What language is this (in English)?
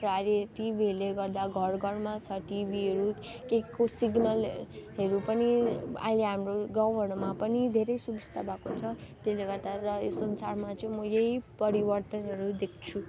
Nepali